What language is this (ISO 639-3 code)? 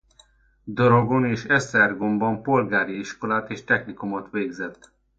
hun